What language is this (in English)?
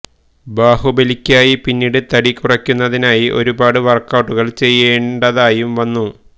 Malayalam